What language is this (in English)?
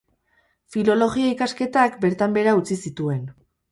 Basque